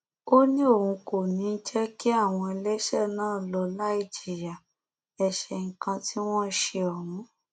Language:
Yoruba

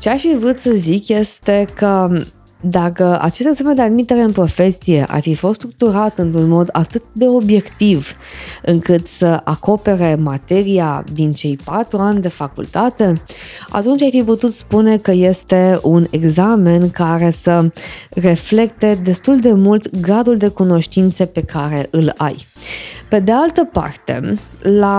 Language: Romanian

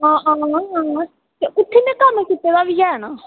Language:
Dogri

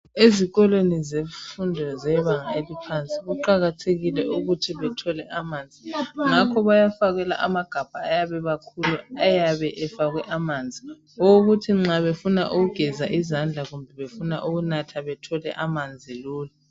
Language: North Ndebele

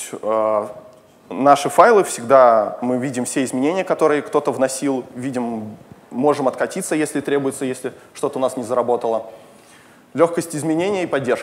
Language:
Russian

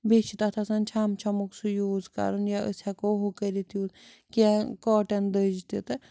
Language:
Kashmiri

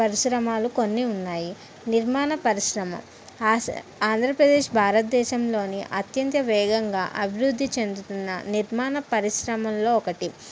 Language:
Telugu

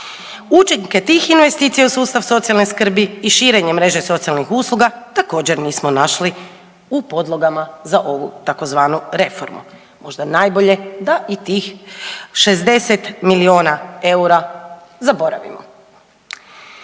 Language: Croatian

